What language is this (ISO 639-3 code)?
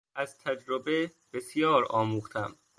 fas